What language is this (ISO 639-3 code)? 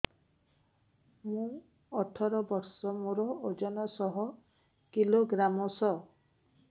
ori